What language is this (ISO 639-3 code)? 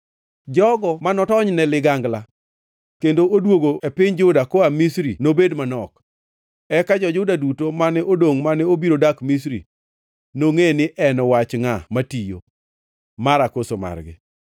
luo